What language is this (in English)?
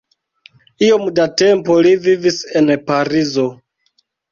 Esperanto